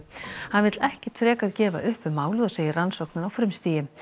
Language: Icelandic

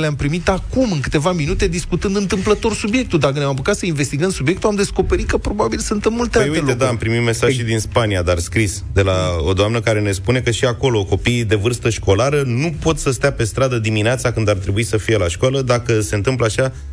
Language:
Romanian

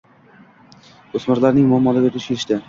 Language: Uzbek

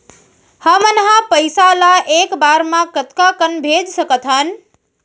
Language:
Chhattisgarhi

